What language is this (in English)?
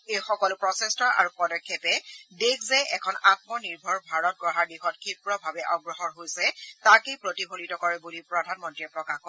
Assamese